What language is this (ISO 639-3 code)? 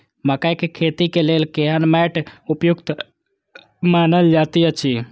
mai